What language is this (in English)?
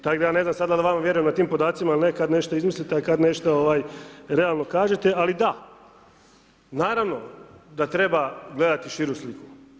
Croatian